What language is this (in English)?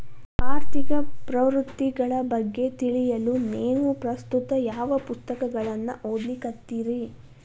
Kannada